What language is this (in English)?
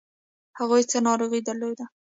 Pashto